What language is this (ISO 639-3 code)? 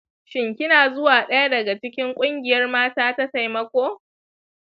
hau